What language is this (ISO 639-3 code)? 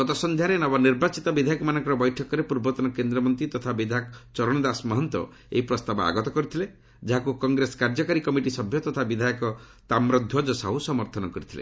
ori